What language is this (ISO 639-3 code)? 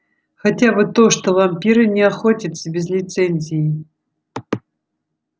rus